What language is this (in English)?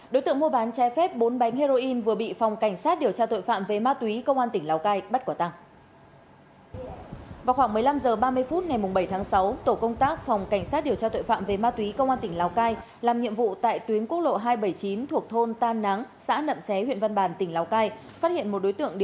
Vietnamese